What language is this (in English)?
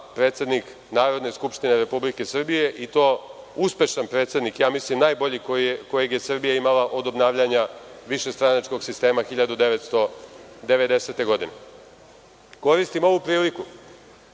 Serbian